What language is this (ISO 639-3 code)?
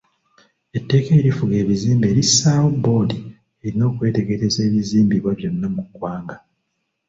lug